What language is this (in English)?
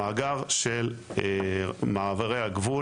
Hebrew